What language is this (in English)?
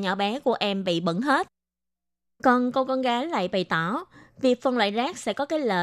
Vietnamese